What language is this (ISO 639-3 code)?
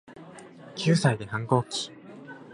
jpn